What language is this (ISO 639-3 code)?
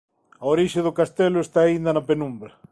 glg